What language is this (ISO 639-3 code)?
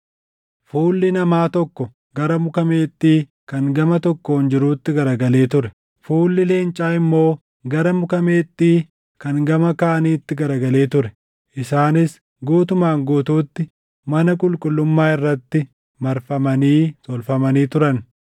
orm